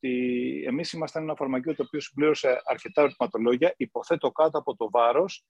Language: Greek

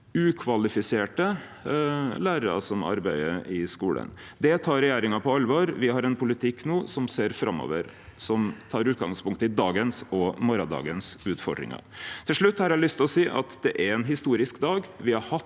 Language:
Norwegian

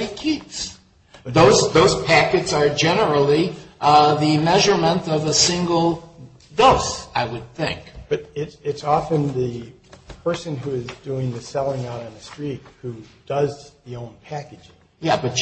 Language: English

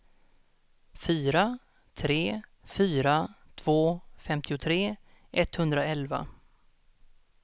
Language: Swedish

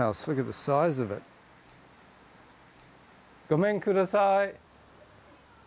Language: Japanese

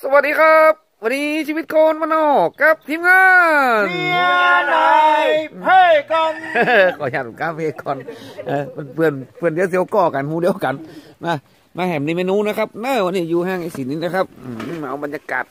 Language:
Thai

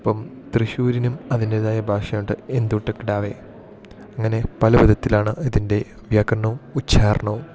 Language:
Malayalam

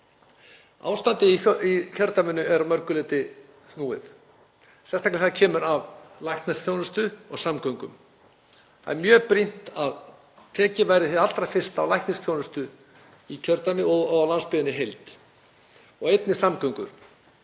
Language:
Icelandic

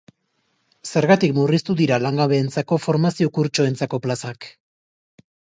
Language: Basque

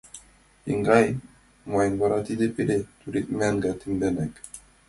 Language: Mari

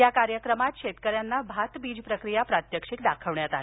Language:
Marathi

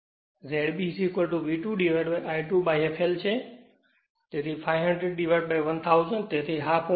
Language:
Gujarati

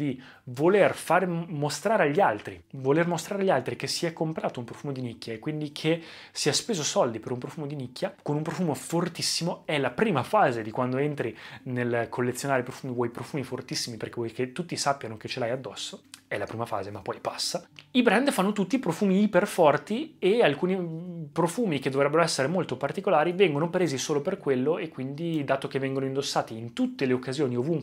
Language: Italian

